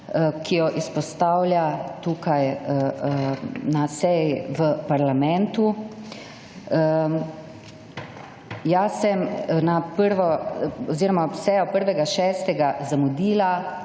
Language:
Slovenian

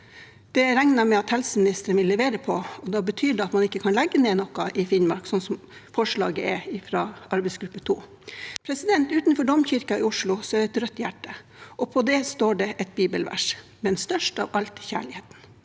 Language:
Norwegian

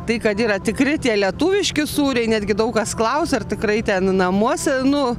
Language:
Lithuanian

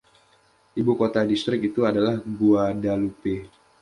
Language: Indonesian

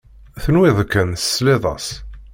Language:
Kabyle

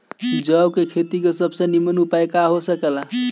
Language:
Bhojpuri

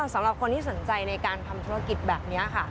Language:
Thai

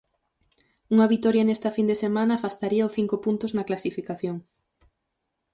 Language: Galician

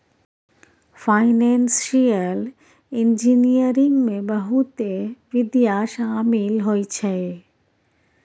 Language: Maithili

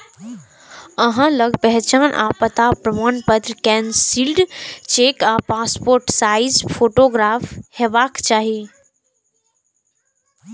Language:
Maithili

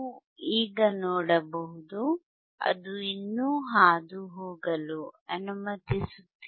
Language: Kannada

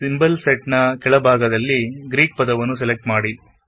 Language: Kannada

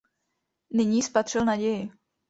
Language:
Czech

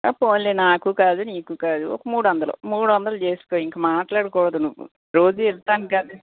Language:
Telugu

